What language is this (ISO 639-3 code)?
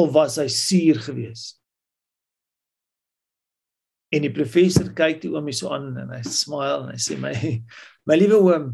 nld